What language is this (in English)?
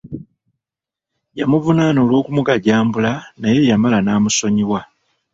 Ganda